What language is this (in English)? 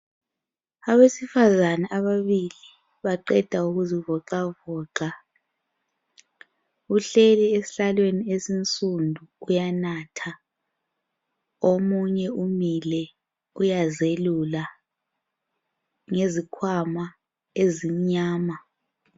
North Ndebele